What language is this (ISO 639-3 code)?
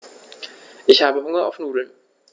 deu